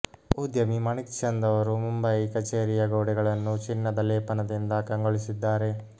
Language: Kannada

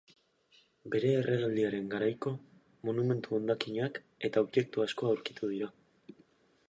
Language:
Basque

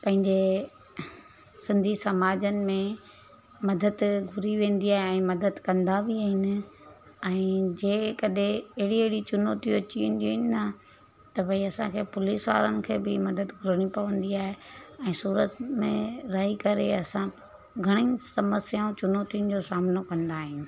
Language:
Sindhi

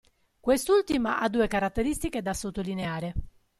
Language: Italian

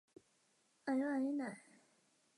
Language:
Chinese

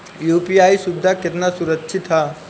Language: Bhojpuri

